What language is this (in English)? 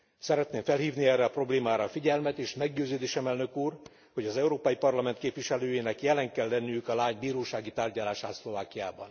Hungarian